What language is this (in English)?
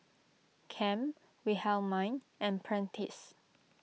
English